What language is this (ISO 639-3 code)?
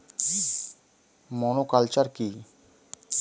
ben